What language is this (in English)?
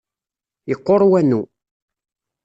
Kabyle